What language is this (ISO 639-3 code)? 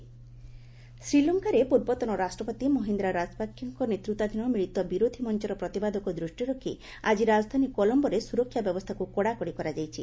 ori